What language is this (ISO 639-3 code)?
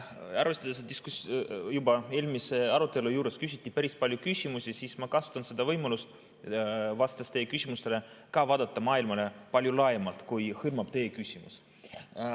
est